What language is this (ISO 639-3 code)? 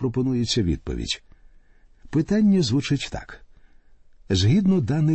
ukr